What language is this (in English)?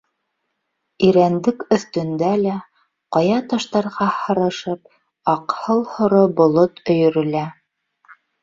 Bashkir